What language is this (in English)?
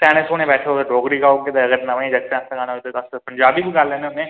Dogri